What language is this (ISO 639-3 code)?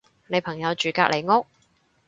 yue